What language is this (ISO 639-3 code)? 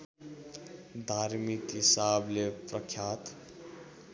nep